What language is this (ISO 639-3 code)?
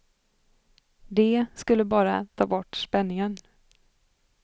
swe